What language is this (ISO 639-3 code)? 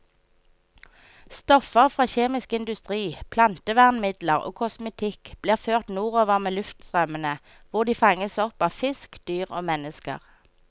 nor